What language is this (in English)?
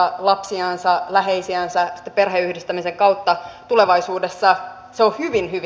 Finnish